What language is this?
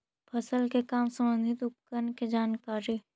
Magahi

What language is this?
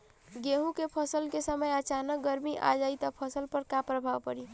Bhojpuri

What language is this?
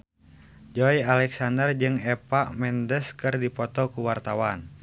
Sundanese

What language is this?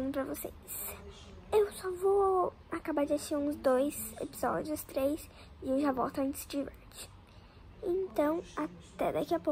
Portuguese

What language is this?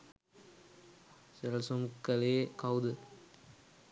Sinhala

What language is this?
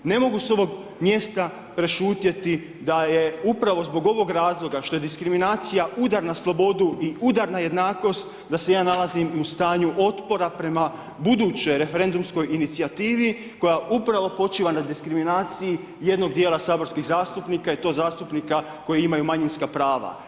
Croatian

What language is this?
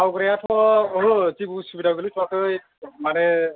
Bodo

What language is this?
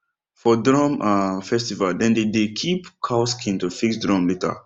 Nigerian Pidgin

